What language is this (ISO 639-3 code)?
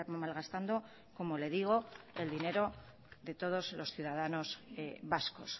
spa